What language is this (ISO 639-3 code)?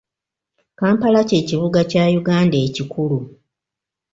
lug